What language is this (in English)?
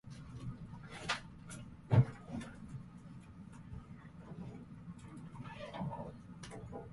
Japanese